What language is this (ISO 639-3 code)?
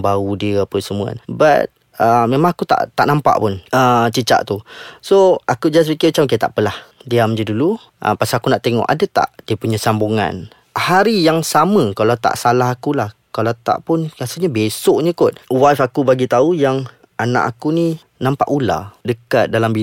msa